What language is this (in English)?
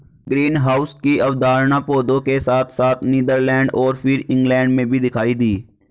Hindi